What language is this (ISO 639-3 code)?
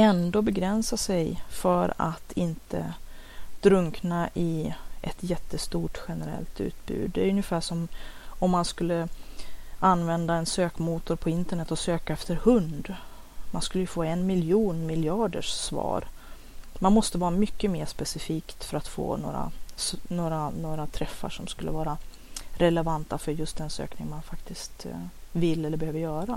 swe